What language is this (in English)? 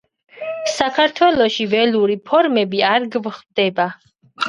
Georgian